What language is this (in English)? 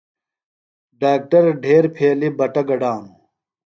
Phalura